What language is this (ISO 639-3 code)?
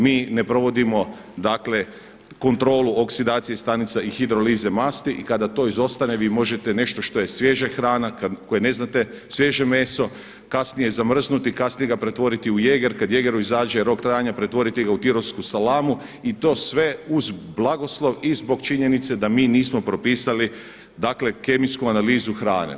hrv